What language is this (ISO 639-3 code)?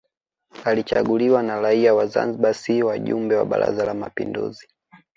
swa